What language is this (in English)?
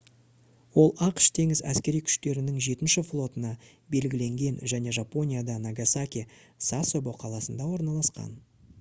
Kazakh